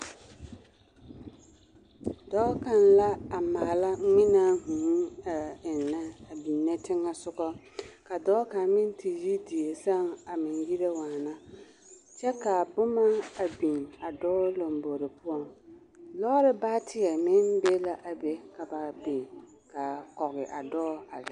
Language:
Southern Dagaare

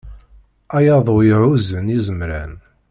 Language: Kabyle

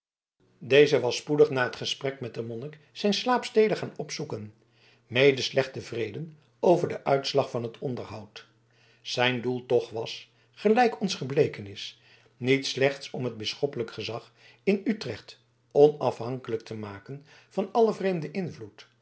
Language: Dutch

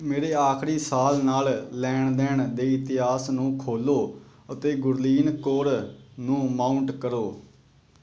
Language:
Punjabi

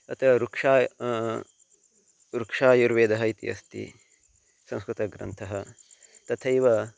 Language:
Sanskrit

